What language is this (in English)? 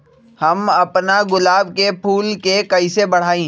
Magahi